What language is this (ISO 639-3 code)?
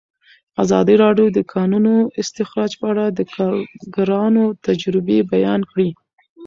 pus